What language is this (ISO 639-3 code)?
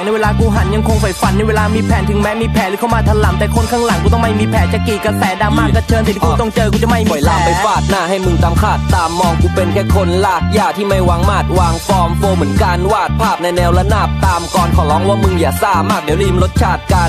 tha